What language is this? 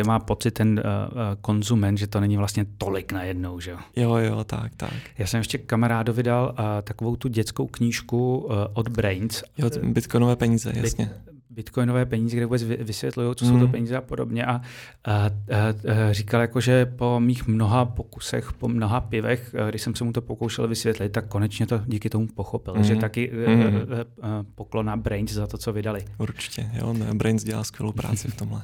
Czech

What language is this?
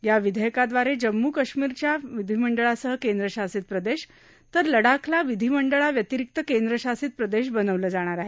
Marathi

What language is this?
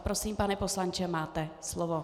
Czech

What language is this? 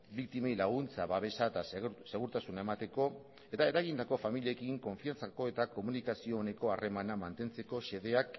Basque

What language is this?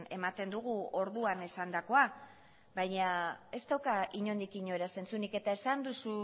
Basque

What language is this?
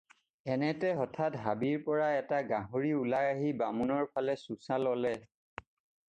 Assamese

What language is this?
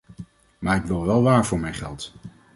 Dutch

